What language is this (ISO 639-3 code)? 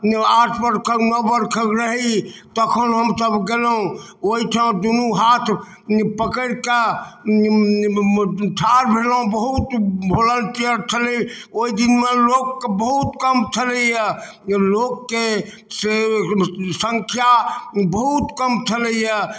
mai